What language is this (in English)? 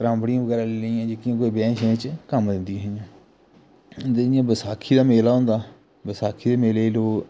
Dogri